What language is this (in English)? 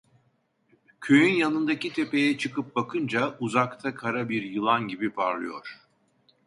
Turkish